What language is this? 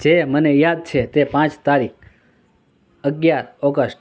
Gujarati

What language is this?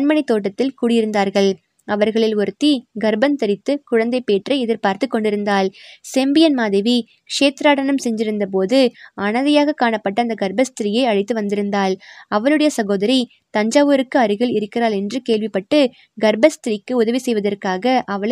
Tamil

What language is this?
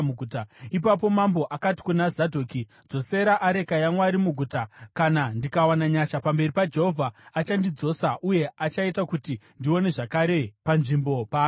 Shona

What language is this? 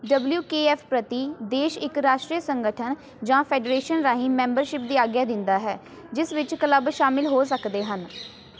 Punjabi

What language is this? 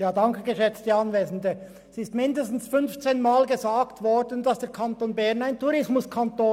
Swiss German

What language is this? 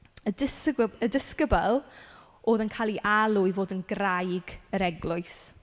Welsh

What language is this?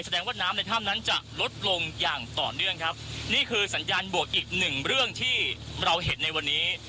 Thai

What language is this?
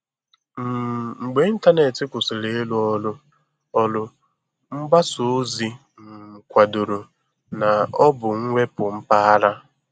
Igbo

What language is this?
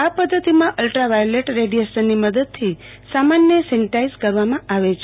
Gujarati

